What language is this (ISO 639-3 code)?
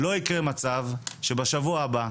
heb